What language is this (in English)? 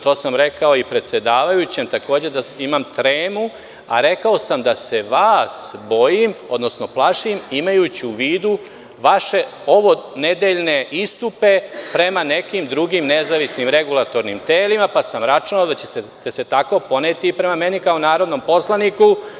Serbian